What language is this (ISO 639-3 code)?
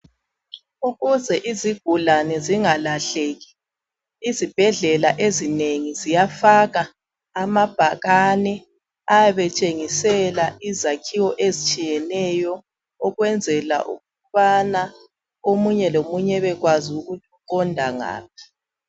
nde